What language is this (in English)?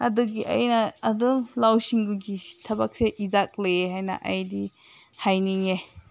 Manipuri